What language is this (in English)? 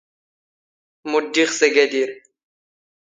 Standard Moroccan Tamazight